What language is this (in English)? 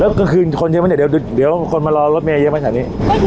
Thai